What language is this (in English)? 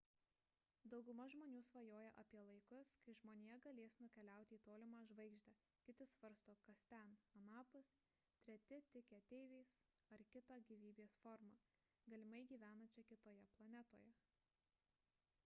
Lithuanian